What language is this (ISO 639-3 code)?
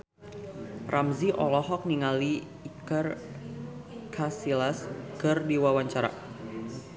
sun